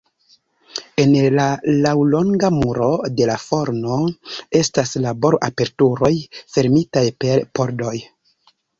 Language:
Esperanto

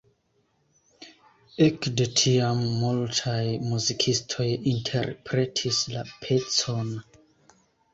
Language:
Esperanto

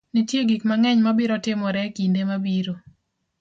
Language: Luo (Kenya and Tanzania)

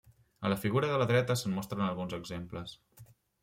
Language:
Catalan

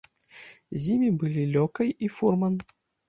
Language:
Belarusian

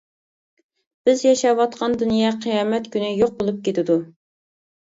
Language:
Uyghur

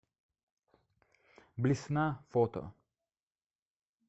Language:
Russian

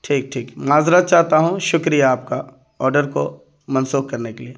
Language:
Urdu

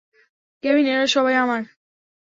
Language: Bangla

